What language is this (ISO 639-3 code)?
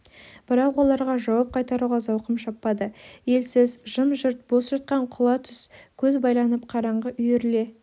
kaz